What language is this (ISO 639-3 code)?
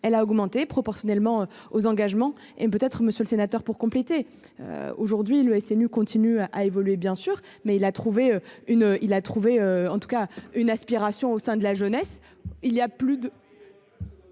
fra